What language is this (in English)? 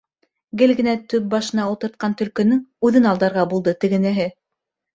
Bashkir